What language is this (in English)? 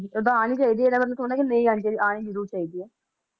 Punjabi